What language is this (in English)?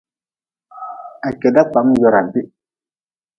Nawdm